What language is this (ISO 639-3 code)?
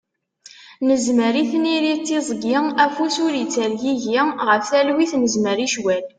kab